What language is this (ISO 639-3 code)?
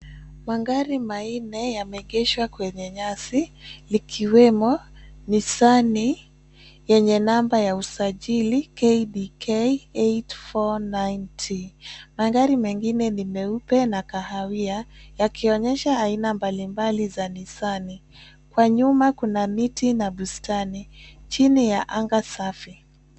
swa